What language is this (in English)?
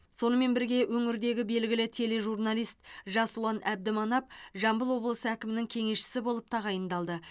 Kazakh